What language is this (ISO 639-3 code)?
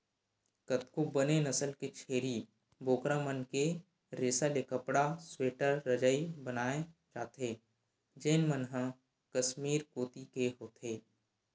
hne